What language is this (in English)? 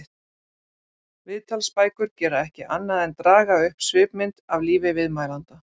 Icelandic